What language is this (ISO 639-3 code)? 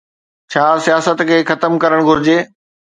snd